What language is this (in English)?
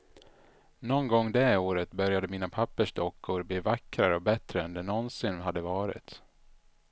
Swedish